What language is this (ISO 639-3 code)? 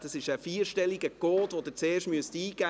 gsw